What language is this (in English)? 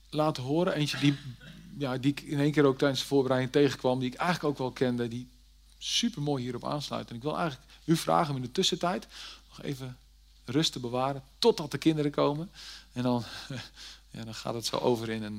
Dutch